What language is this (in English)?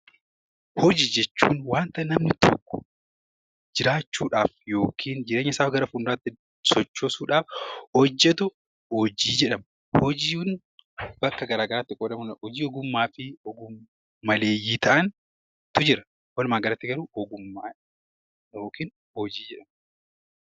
Oromo